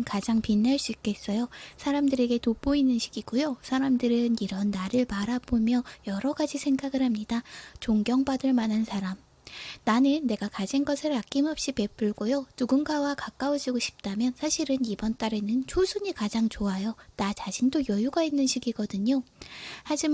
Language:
Korean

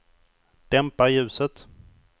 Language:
Swedish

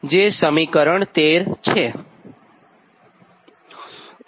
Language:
Gujarati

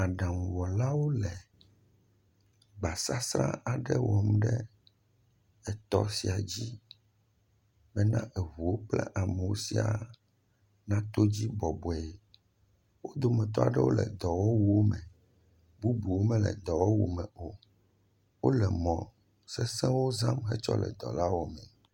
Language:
Ewe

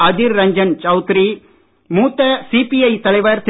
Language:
Tamil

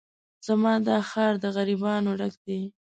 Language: Pashto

